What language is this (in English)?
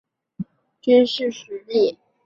Chinese